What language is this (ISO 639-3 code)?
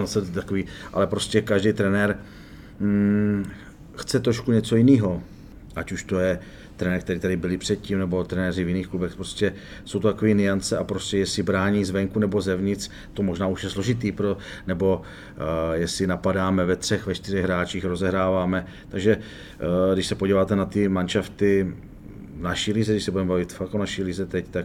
ces